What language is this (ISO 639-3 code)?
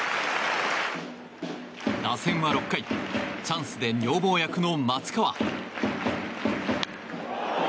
jpn